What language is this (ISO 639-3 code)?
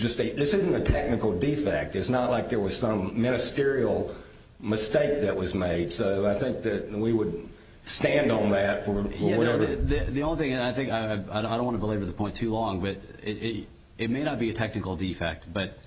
eng